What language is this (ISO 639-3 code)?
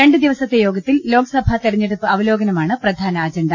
mal